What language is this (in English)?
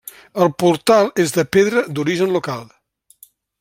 Catalan